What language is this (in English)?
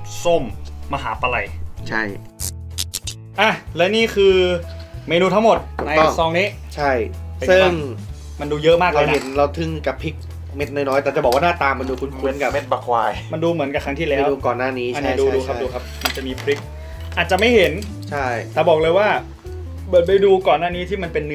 Thai